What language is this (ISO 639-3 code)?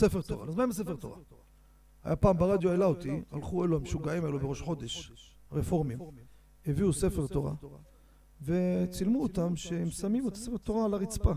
heb